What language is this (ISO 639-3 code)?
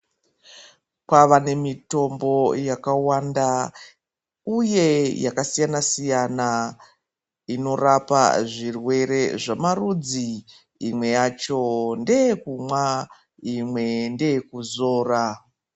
ndc